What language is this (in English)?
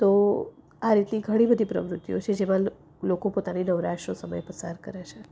Gujarati